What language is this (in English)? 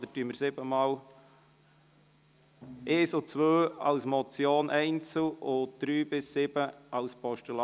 Swiss German